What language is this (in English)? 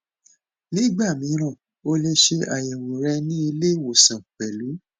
Yoruba